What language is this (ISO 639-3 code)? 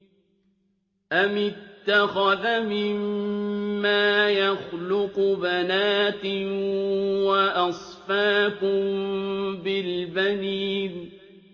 ara